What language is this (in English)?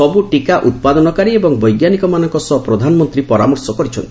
Odia